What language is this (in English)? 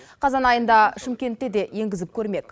Kazakh